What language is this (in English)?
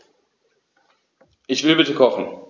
German